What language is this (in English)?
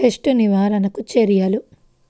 Telugu